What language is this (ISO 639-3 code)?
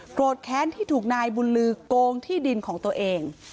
tha